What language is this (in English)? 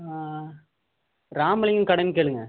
Tamil